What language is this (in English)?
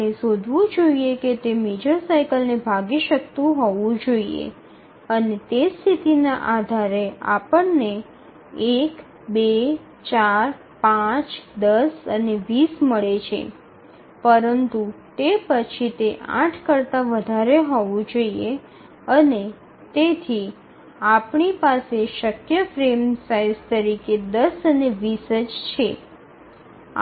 Gujarati